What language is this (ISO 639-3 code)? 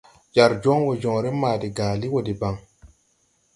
tui